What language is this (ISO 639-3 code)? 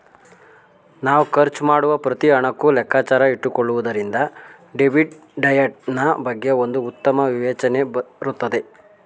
kan